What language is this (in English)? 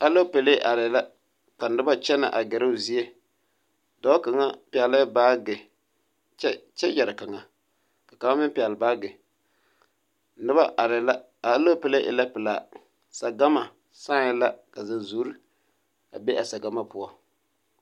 Southern Dagaare